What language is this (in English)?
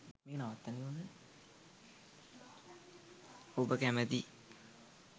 Sinhala